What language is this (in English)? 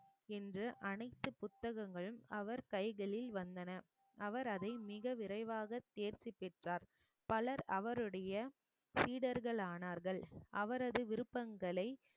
Tamil